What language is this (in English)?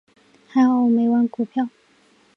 Chinese